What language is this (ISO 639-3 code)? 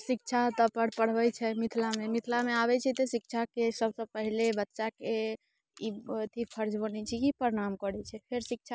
mai